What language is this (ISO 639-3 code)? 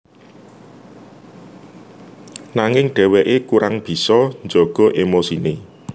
jav